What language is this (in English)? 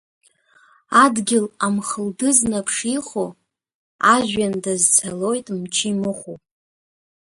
Abkhazian